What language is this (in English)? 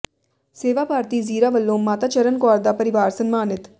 Punjabi